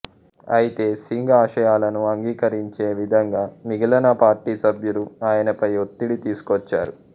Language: Telugu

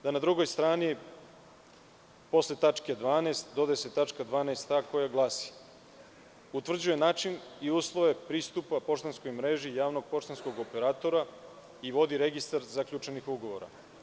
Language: Serbian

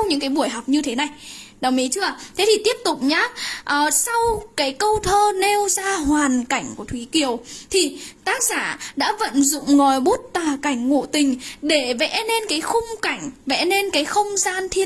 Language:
Vietnamese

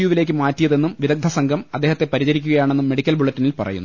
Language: Malayalam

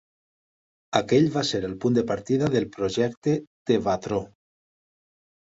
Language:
Catalan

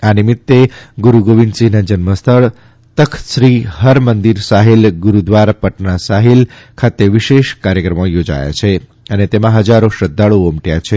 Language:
Gujarati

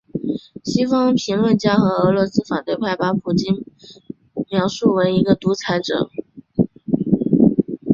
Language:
Chinese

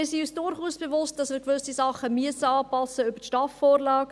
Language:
Swiss German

